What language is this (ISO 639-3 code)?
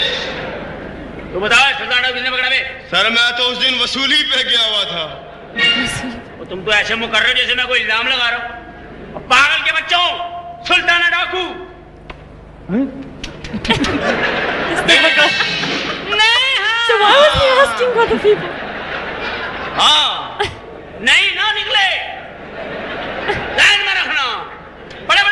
urd